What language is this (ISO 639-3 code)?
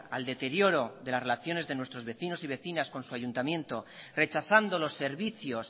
spa